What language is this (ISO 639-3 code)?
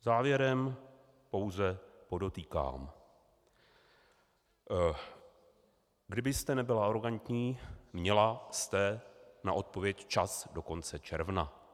ces